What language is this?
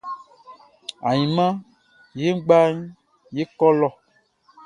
Baoulé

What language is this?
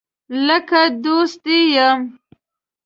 Pashto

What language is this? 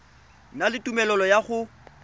Tswana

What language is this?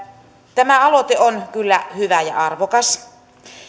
Finnish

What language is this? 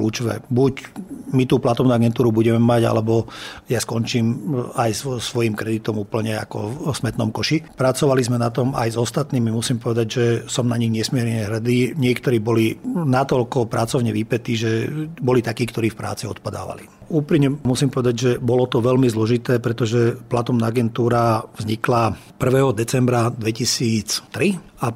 Slovak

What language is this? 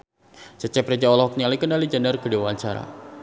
Sundanese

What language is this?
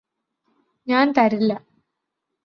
Malayalam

